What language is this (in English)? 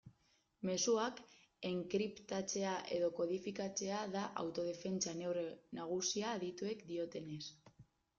Basque